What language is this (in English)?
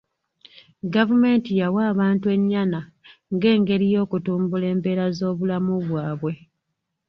Ganda